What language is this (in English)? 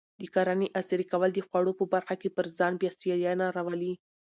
Pashto